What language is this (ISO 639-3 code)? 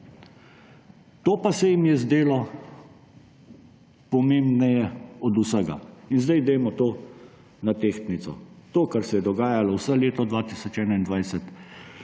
slv